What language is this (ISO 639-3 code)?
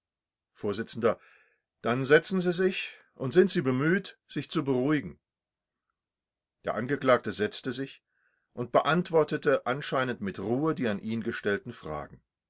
deu